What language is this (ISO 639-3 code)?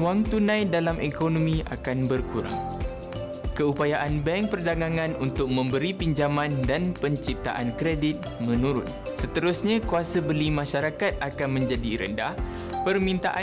msa